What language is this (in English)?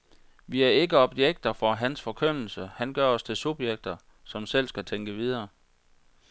Danish